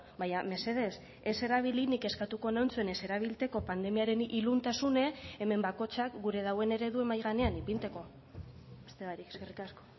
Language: Basque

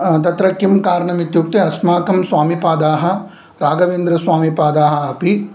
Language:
Sanskrit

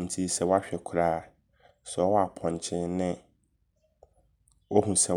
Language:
Abron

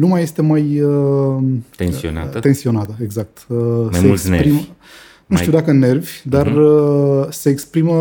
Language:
Romanian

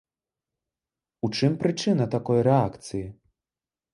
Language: Belarusian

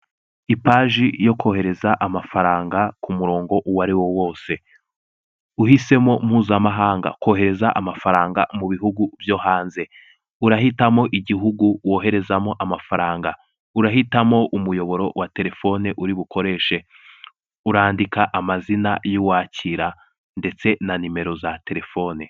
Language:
Kinyarwanda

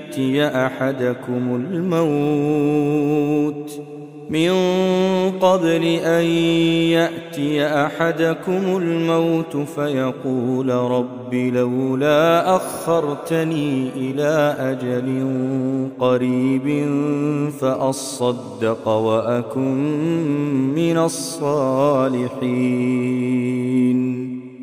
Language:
Arabic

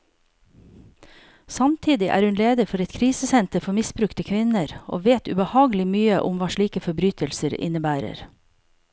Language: Norwegian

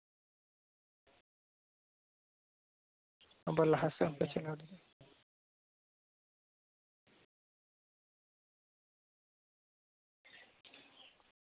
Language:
Santali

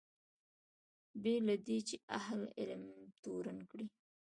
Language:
Pashto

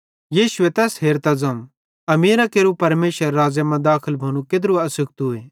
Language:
Bhadrawahi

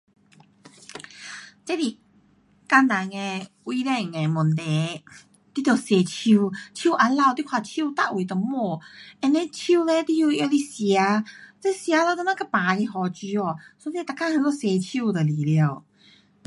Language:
Pu-Xian Chinese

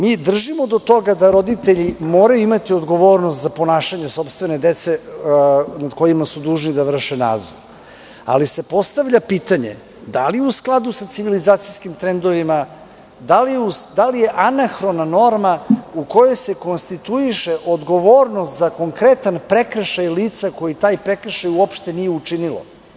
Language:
Serbian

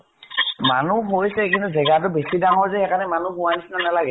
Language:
Assamese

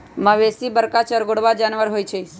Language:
Magahi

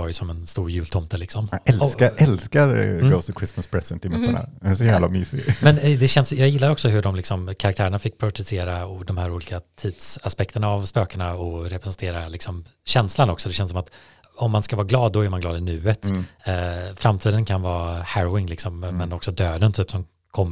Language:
Swedish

